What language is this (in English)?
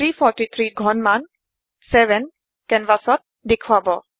Assamese